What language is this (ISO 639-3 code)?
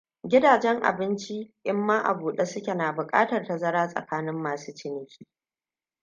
hau